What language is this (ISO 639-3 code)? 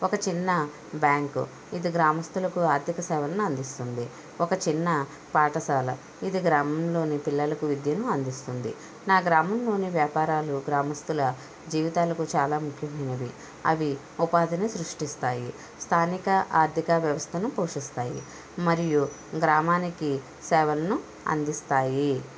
tel